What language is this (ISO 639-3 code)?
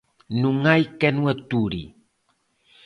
glg